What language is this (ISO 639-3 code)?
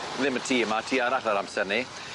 cym